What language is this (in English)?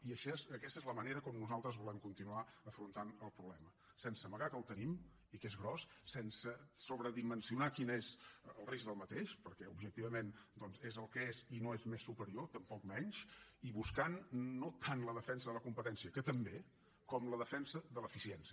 Catalan